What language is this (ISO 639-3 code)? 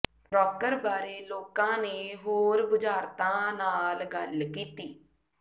pan